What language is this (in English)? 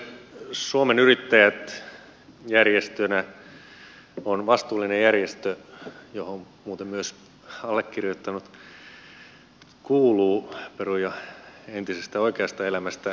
Finnish